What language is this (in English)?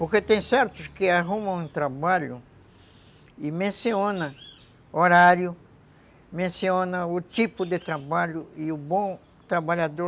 Portuguese